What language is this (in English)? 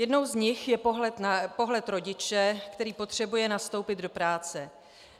Czech